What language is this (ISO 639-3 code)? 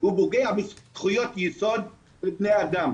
heb